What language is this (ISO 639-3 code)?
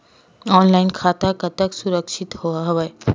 hne